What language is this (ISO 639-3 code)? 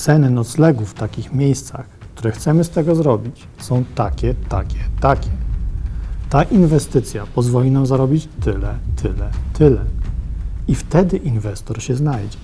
pol